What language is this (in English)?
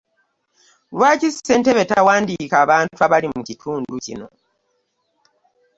Ganda